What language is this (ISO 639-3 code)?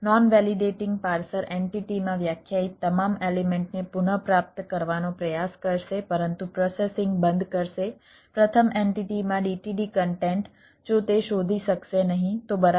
guj